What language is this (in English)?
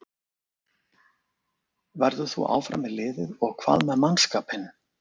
Icelandic